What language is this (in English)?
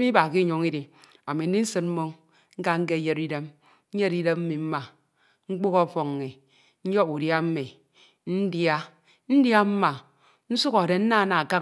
Ito